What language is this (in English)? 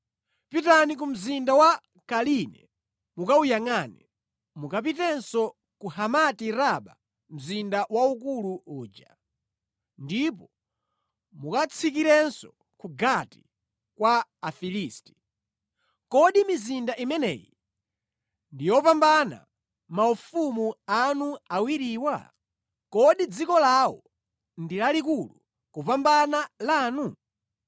Nyanja